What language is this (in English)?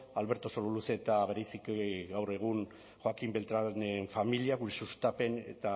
Basque